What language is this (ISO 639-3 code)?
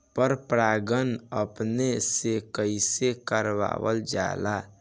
bho